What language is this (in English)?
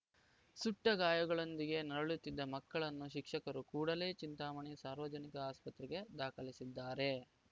Kannada